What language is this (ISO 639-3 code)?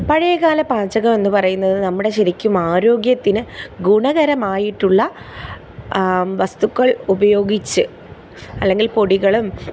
mal